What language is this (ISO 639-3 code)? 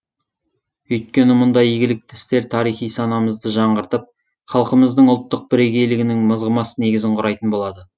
kaz